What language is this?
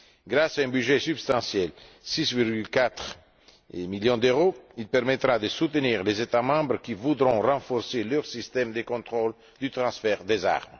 French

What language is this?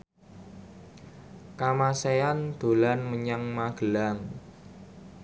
Javanese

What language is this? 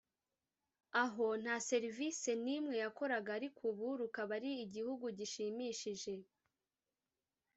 Kinyarwanda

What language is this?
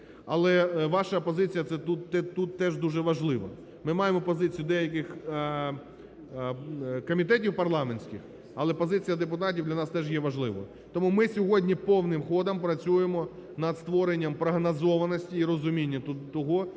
Ukrainian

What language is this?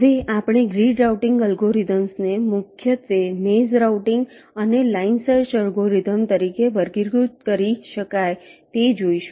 Gujarati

